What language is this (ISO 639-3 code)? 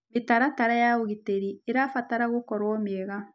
kik